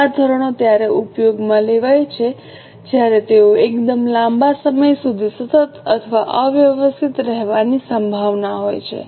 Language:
Gujarati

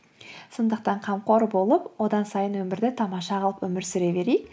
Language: Kazakh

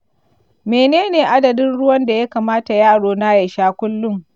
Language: Hausa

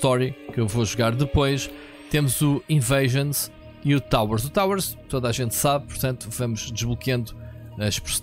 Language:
Portuguese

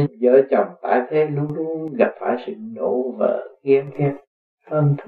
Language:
Vietnamese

